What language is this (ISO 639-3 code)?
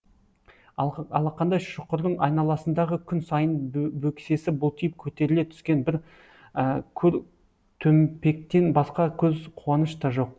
kaz